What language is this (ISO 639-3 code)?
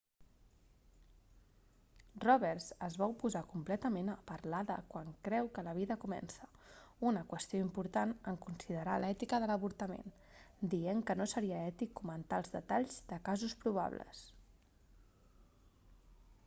cat